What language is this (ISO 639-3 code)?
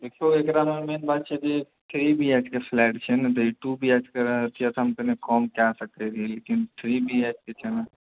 mai